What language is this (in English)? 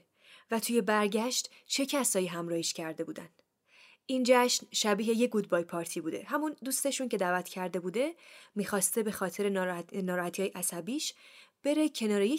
Persian